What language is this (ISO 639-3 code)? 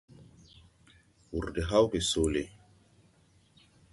tui